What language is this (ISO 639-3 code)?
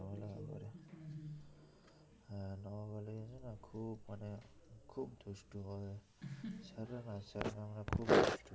ben